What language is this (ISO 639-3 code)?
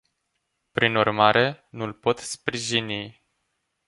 ron